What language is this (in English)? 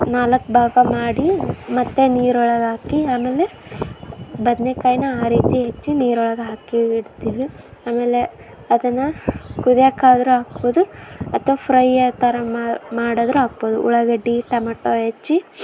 Kannada